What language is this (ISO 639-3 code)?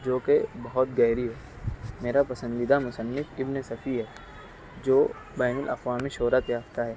urd